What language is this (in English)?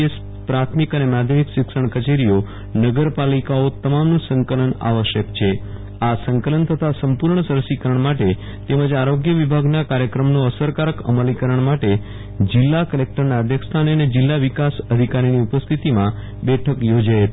Gujarati